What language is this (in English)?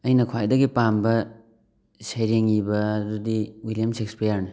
Manipuri